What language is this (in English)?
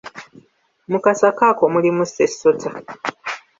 Ganda